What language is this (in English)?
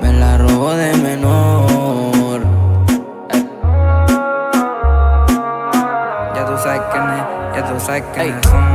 Spanish